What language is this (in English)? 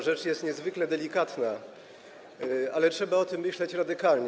Polish